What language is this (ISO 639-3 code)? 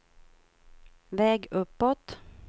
swe